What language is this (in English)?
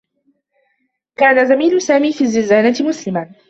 Arabic